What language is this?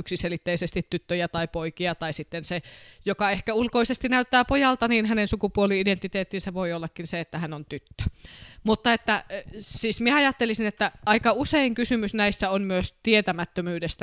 Finnish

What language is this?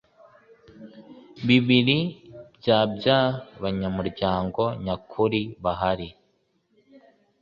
Kinyarwanda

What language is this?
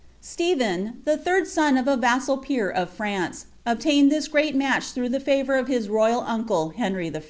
English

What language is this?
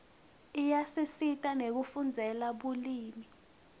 Swati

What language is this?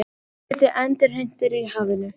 Icelandic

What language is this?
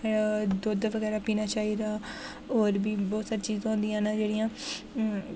Dogri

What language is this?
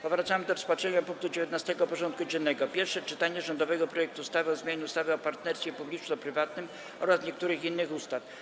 Polish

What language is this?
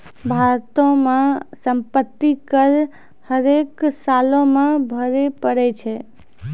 Maithili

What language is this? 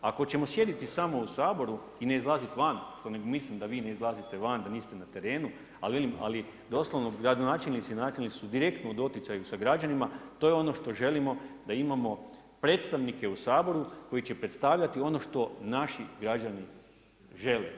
Croatian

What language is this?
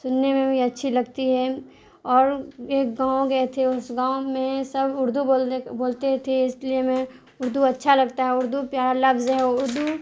Urdu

